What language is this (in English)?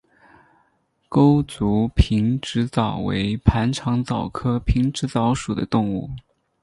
Chinese